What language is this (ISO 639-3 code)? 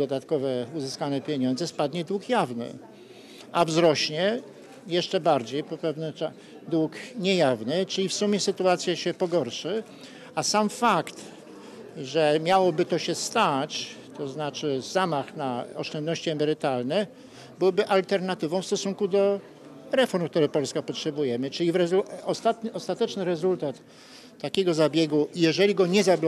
pol